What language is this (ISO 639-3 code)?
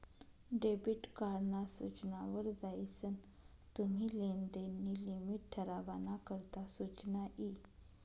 mar